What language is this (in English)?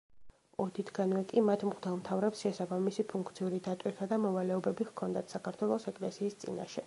Georgian